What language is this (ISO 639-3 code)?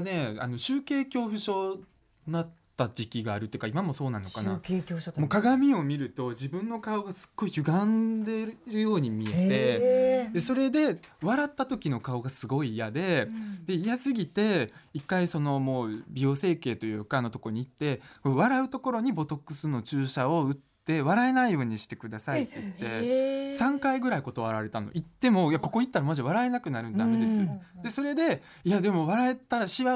jpn